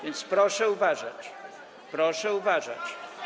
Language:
Polish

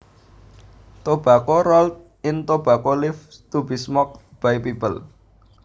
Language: Javanese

